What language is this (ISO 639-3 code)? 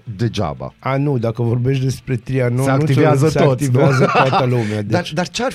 ron